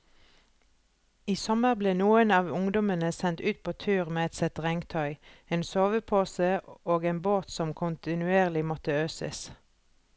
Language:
Norwegian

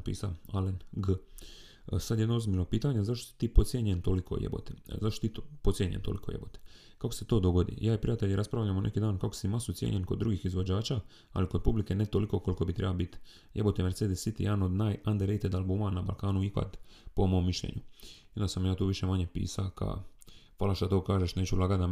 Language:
Croatian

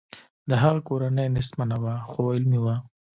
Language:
Pashto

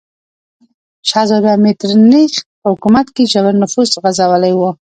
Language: Pashto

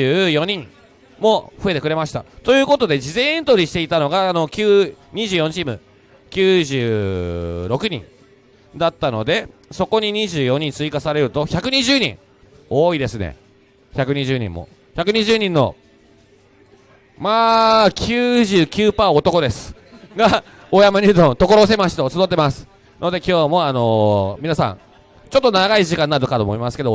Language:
Japanese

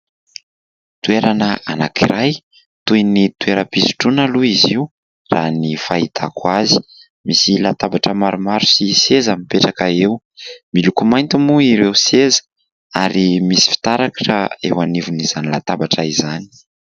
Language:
Malagasy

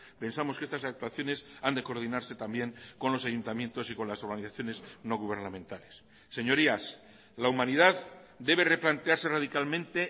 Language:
Spanish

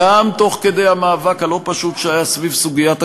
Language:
Hebrew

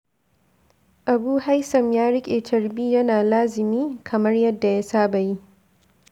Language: Hausa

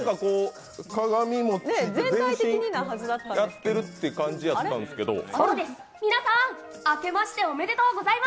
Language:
Japanese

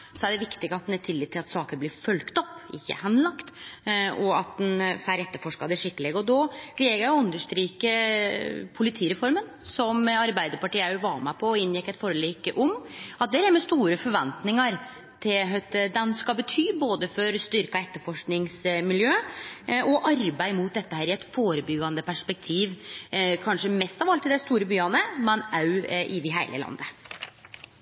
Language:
Norwegian Nynorsk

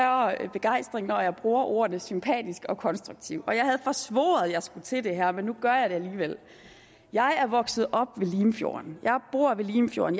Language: Danish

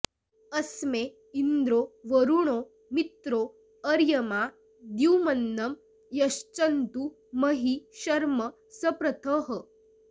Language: Sanskrit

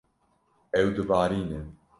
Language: Kurdish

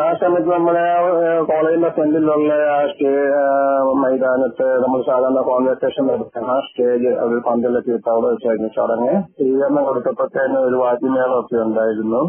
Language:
Malayalam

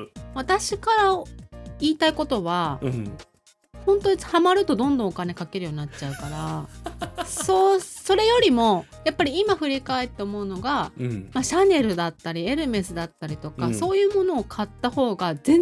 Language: Japanese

